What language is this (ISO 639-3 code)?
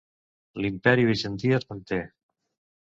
cat